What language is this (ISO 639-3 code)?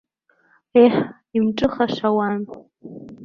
abk